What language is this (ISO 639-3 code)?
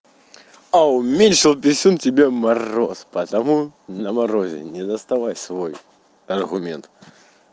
rus